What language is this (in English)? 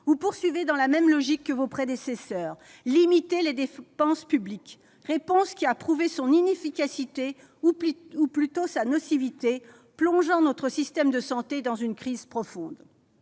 French